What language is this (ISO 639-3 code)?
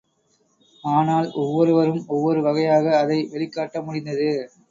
tam